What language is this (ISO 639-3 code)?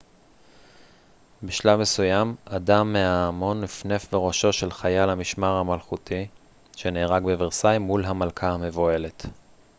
heb